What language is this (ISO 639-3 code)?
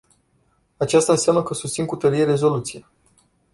ron